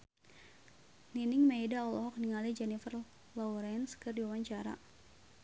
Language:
Sundanese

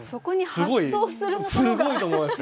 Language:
Japanese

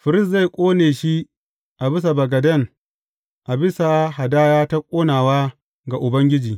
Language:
Hausa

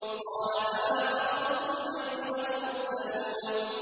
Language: Arabic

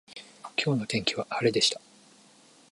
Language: Japanese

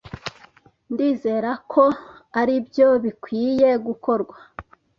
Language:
Kinyarwanda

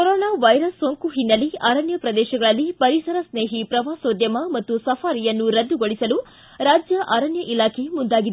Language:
Kannada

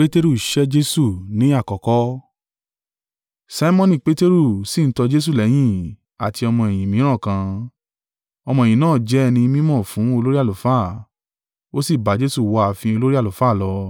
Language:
Yoruba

